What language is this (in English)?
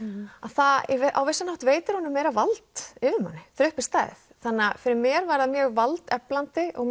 Icelandic